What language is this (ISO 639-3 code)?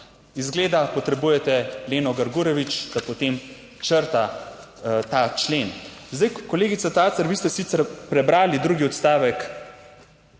slv